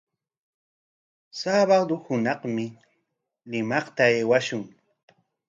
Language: Corongo Ancash Quechua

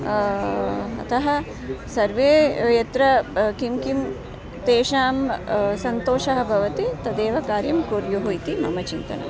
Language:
Sanskrit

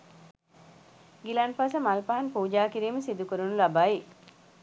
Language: Sinhala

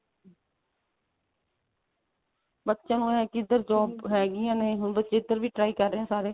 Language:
Punjabi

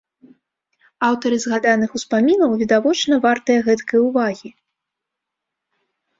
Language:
Belarusian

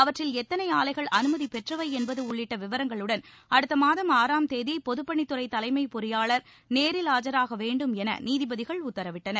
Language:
Tamil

